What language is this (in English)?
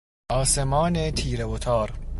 Persian